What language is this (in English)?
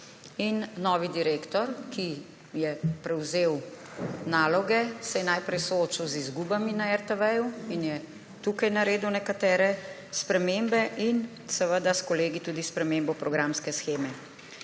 Slovenian